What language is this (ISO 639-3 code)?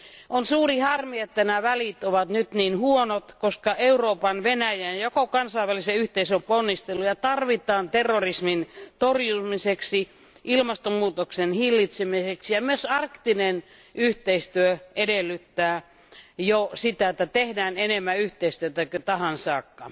fin